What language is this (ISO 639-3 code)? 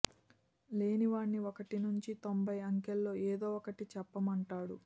tel